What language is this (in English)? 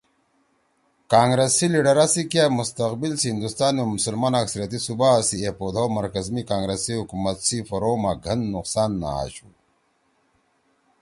Torwali